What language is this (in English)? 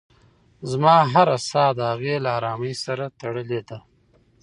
Pashto